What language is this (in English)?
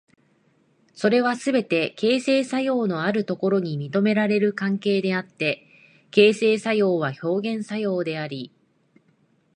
Japanese